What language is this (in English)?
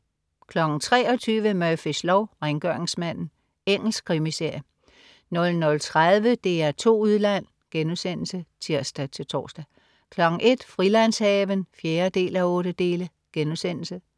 Danish